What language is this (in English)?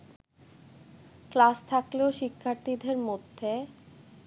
Bangla